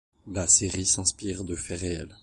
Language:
French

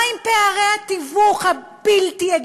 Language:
Hebrew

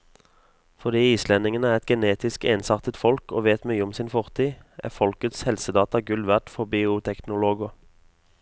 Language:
Norwegian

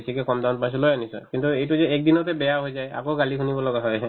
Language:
Assamese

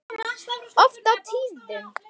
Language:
Icelandic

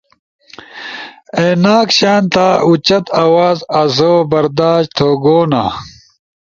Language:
Ushojo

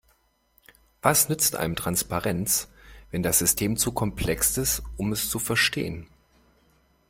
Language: German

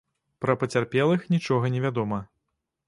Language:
Belarusian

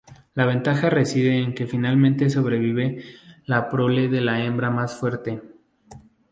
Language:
Spanish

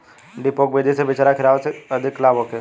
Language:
Bhojpuri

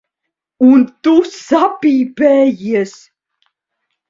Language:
Latvian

